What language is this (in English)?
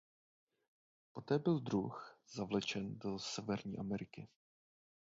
Czech